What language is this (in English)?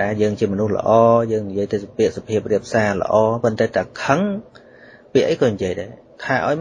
Vietnamese